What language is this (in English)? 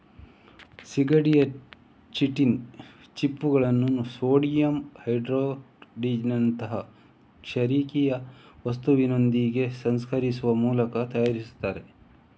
Kannada